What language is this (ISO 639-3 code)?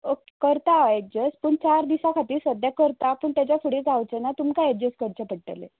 kok